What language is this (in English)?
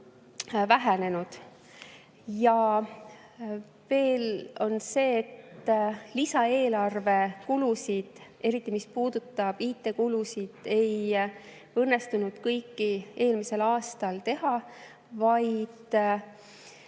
Estonian